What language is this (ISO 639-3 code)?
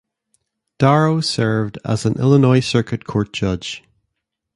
eng